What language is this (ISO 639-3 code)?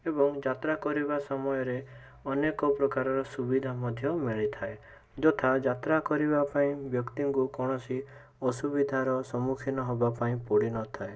ori